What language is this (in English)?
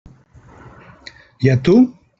Catalan